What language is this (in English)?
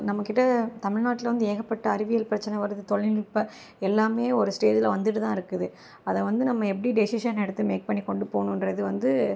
Tamil